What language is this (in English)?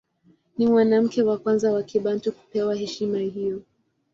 Swahili